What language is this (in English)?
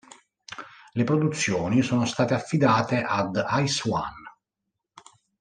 Italian